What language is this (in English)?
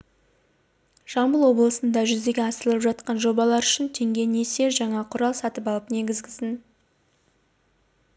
Kazakh